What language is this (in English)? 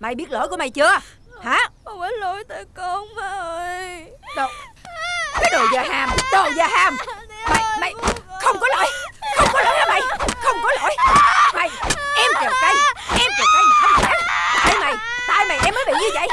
Vietnamese